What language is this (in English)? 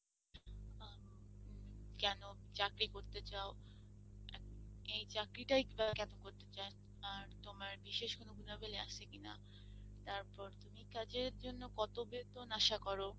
Bangla